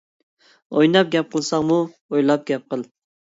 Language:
Uyghur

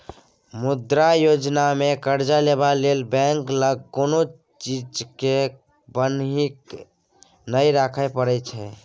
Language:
Maithili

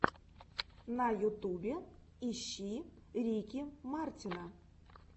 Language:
Russian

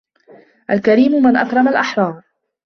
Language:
Arabic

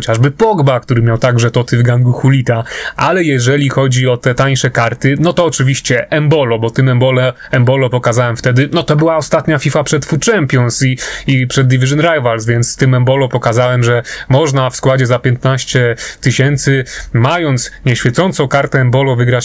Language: Polish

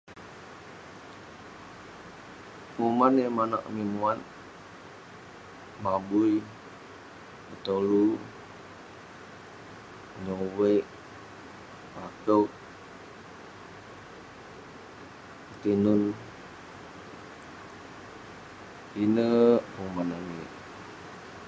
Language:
Western Penan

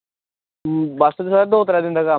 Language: Dogri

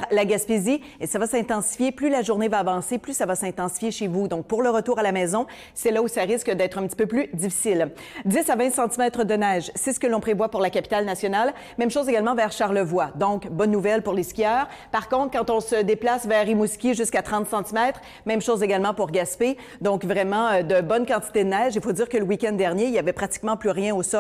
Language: French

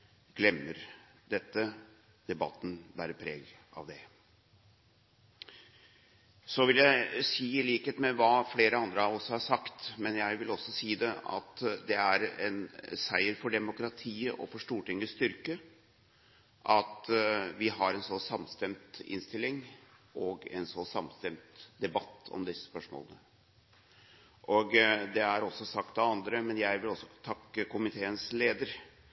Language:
Norwegian Bokmål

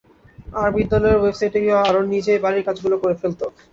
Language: Bangla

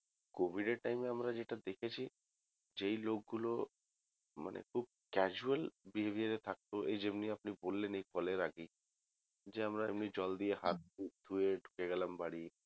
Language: Bangla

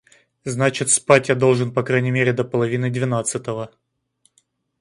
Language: Russian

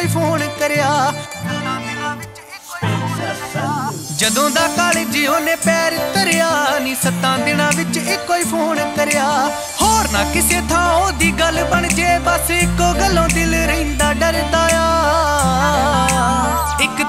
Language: Hindi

